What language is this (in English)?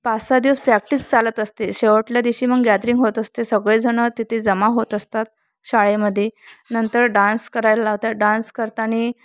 Marathi